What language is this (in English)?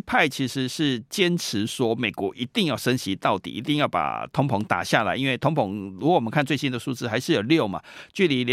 Chinese